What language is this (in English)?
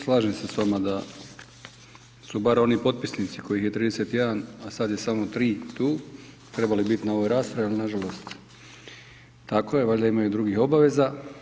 Croatian